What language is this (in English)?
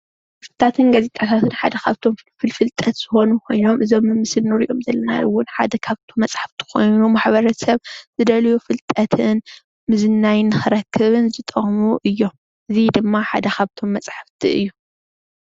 Tigrinya